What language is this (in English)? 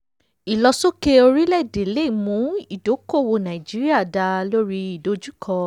Yoruba